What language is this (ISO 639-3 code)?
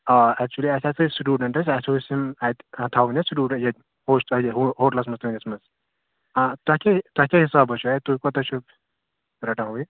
kas